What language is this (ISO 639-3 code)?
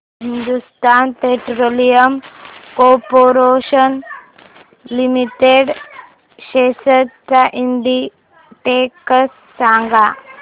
mar